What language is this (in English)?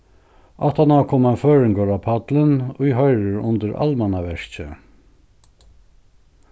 Faroese